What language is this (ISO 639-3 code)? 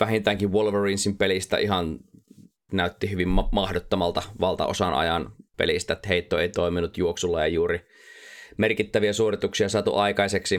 fin